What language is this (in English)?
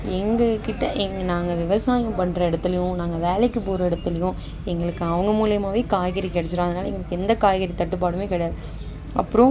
Tamil